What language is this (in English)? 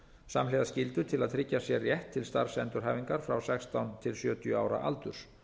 Icelandic